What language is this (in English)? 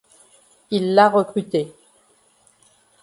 French